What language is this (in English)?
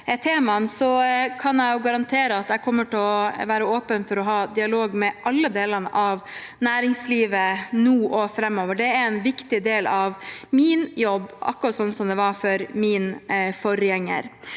Norwegian